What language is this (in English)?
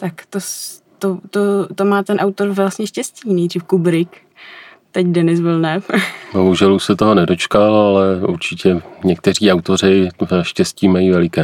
Czech